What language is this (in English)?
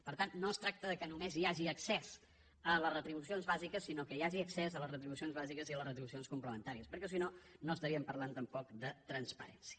Catalan